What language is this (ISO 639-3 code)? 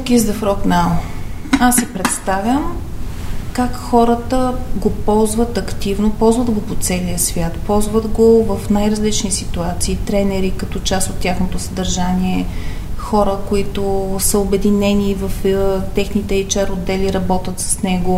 bul